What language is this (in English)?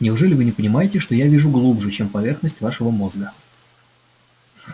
Russian